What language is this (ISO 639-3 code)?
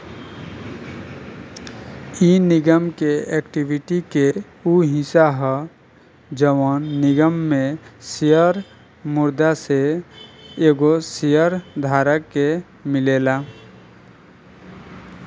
bho